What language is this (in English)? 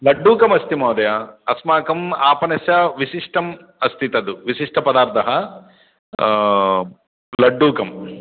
Sanskrit